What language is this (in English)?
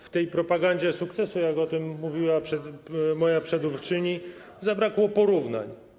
Polish